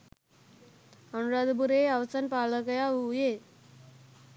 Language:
Sinhala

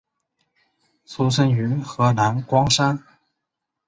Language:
Chinese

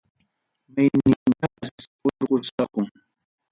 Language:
Ayacucho Quechua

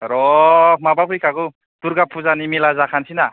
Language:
Bodo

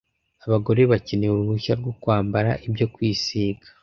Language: Kinyarwanda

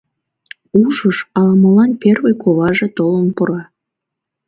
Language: Mari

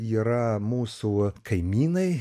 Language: Lithuanian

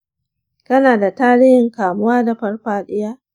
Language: Hausa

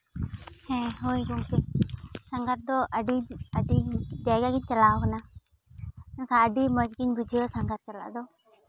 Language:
Santali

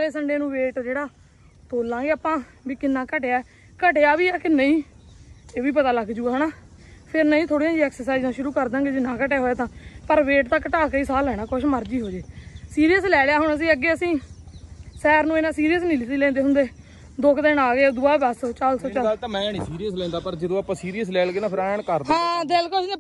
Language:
Punjabi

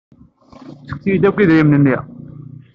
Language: Kabyle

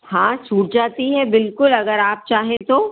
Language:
Hindi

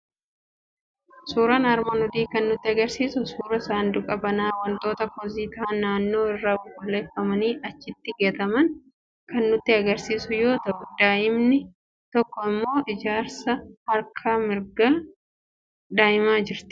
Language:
Oromo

